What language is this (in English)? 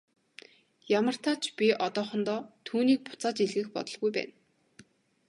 Mongolian